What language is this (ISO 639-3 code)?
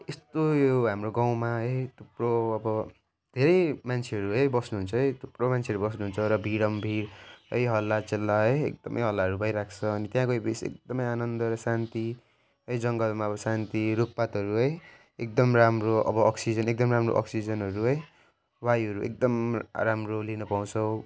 nep